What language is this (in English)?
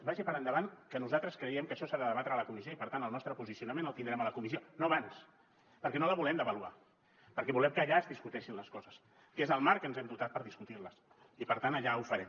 Catalan